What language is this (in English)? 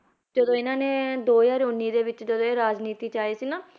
Punjabi